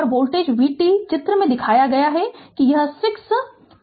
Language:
Hindi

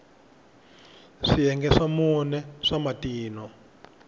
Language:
Tsonga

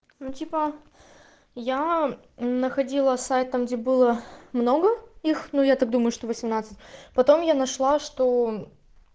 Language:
Russian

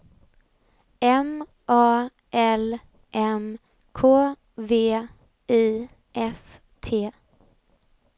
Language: Swedish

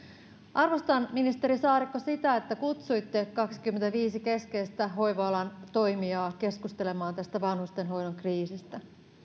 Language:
Finnish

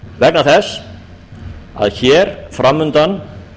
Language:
Icelandic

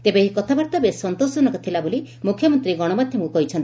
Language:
Odia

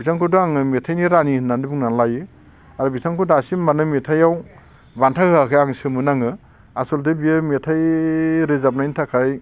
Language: Bodo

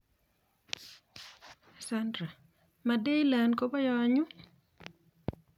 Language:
Kalenjin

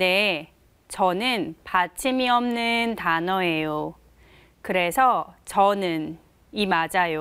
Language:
Korean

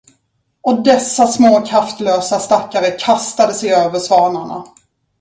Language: Swedish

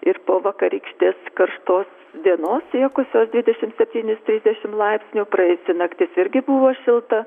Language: Lithuanian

